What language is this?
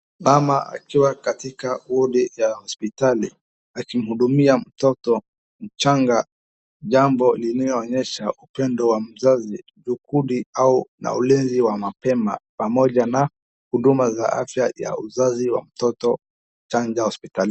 Swahili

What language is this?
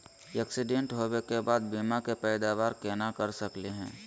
Magahi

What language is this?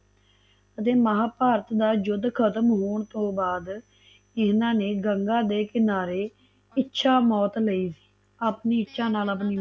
Punjabi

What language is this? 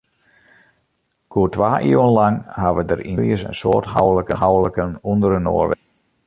Western Frisian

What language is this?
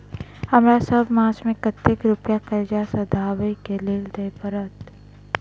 Maithili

